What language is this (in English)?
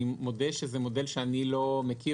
Hebrew